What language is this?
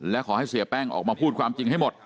Thai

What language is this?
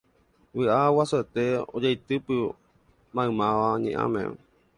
Guarani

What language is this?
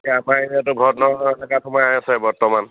Assamese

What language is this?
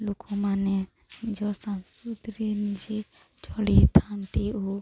Odia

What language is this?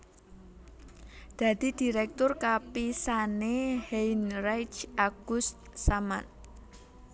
Javanese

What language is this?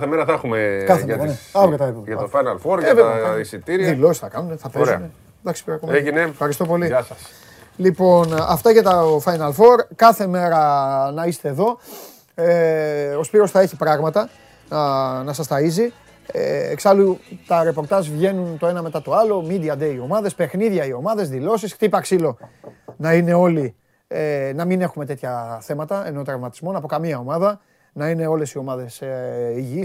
Greek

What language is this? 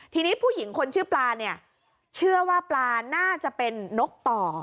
Thai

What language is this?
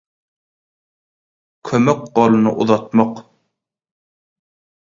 Turkmen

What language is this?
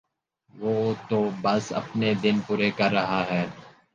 Urdu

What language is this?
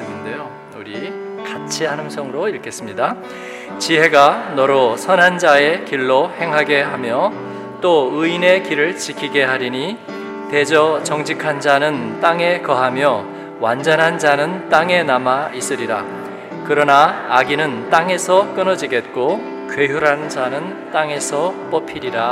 Korean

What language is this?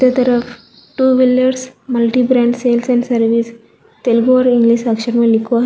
Hindi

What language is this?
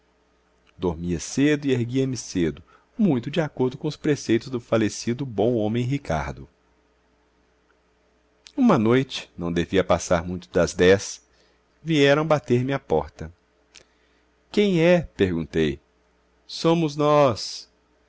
Portuguese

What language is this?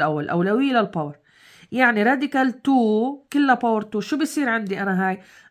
Arabic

